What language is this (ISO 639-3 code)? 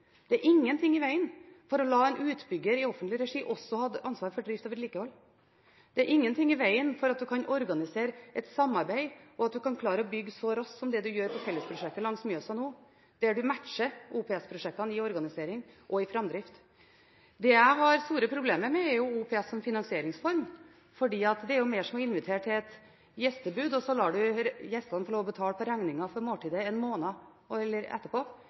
nob